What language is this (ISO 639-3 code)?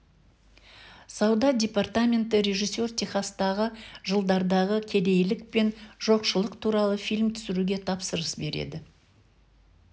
kaz